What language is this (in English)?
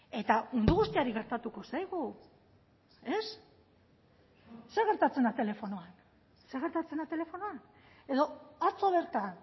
Basque